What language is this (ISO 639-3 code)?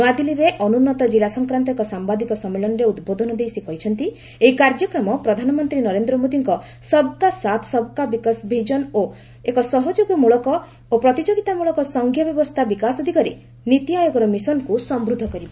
ori